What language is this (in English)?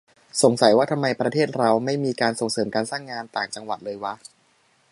Thai